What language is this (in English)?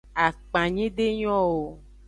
Aja (Benin)